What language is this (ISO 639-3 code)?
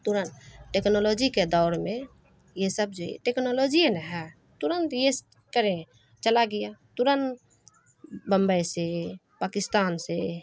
urd